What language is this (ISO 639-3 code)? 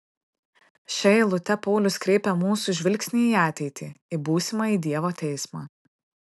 lit